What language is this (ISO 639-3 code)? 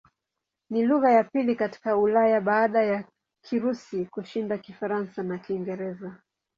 swa